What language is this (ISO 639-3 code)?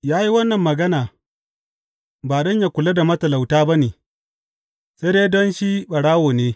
hau